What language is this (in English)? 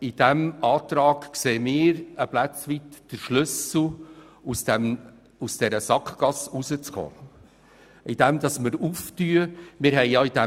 Swiss German